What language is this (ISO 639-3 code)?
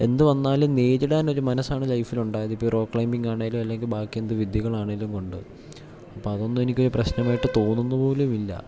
mal